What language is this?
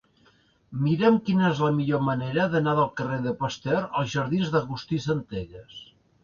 Catalan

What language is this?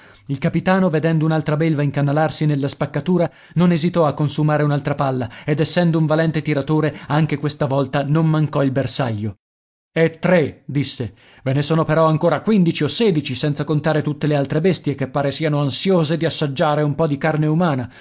Italian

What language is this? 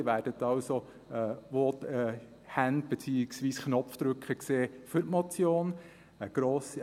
Swiss German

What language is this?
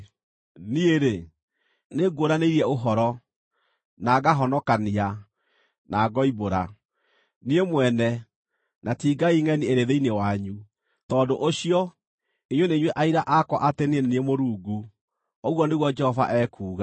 Kikuyu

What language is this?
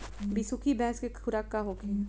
Bhojpuri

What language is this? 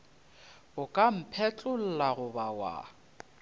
Northern Sotho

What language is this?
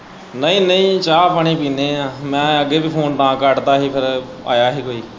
Punjabi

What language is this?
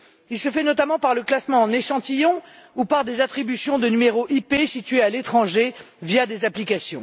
French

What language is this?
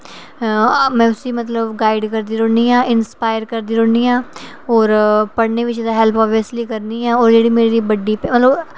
Dogri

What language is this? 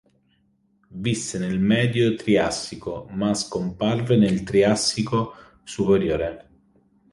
Italian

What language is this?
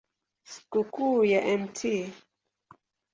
Swahili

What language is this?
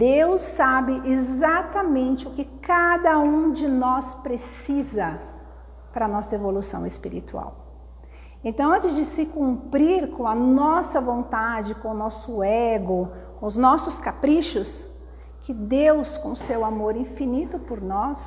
Portuguese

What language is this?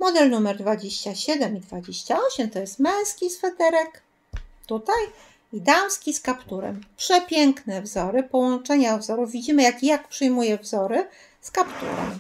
Polish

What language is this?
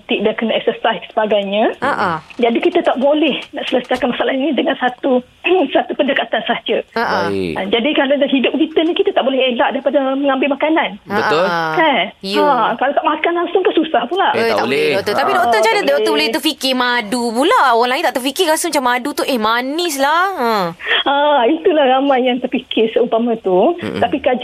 Malay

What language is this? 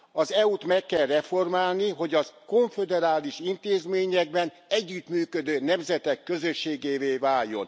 Hungarian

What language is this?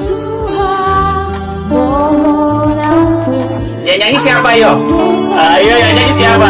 Indonesian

